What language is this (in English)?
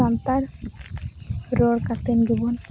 Santali